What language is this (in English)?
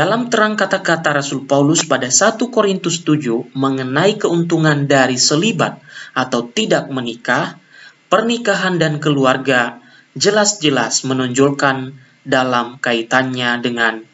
Indonesian